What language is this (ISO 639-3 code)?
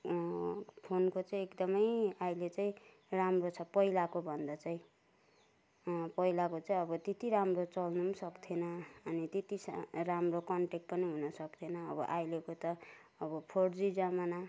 nep